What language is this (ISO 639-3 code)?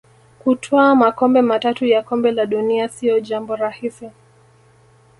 swa